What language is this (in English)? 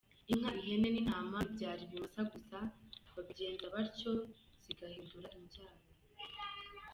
Kinyarwanda